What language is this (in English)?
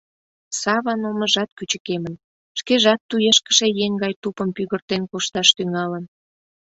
Mari